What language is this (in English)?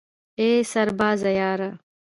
Pashto